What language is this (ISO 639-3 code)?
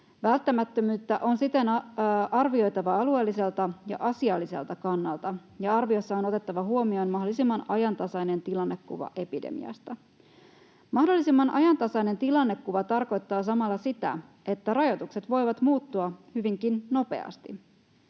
fin